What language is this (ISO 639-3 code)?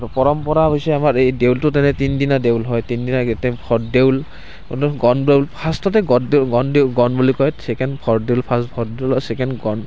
asm